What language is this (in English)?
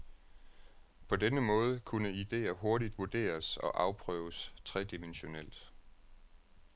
Danish